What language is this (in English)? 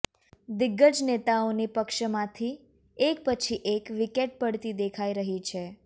Gujarati